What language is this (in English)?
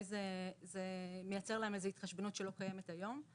Hebrew